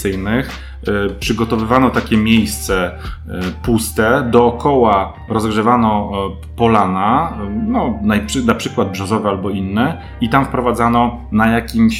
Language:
Polish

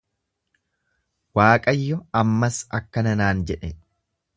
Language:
Oromo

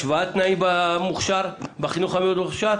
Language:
Hebrew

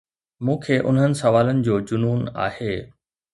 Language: Sindhi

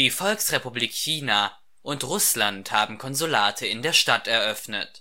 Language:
German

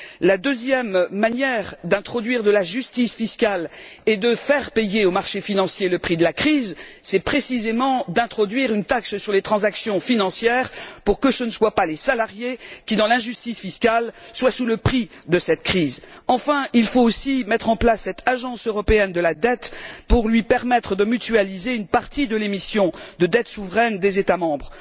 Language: French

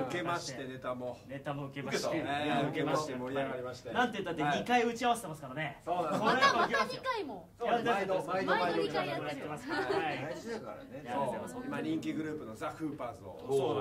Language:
Japanese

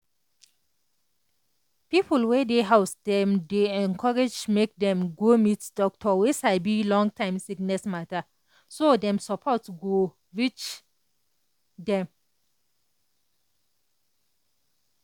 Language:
Nigerian Pidgin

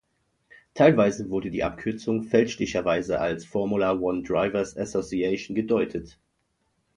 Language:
German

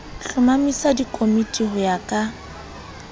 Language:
Southern Sotho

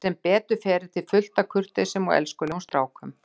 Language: Icelandic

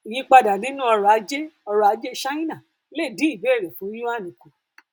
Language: Yoruba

